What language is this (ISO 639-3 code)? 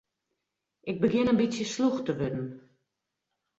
fry